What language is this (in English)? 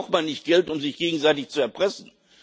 German